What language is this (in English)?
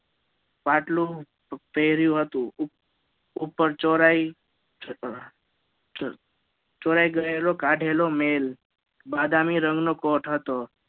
Gujarati